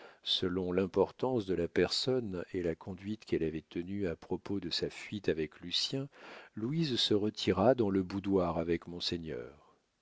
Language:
French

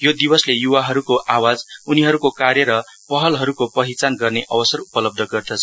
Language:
Nepali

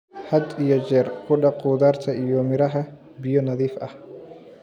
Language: Somali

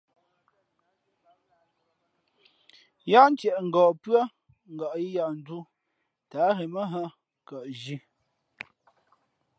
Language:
Fe'fe'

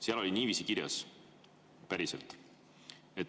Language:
Estonian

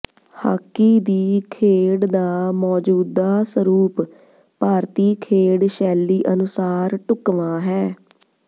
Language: Punjabi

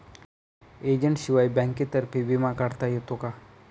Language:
Marathi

